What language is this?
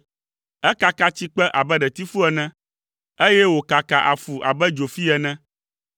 Ewe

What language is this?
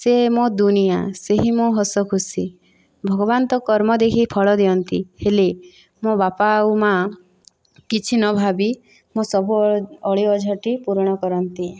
Odia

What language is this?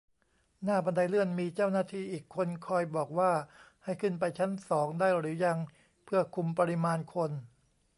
Thai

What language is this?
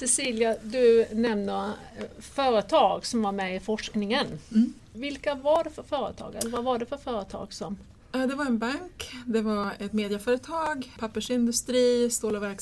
Swedish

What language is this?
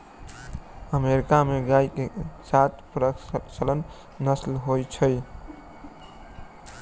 Maithili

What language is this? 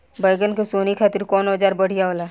Bhojpuri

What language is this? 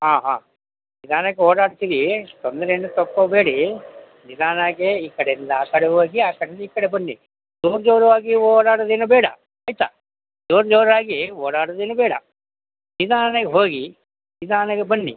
Kannada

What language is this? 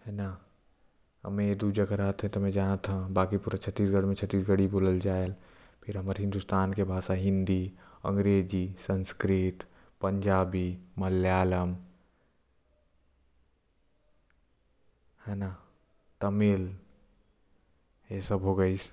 Korwa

